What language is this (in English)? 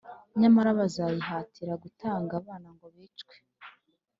Kinyarwanda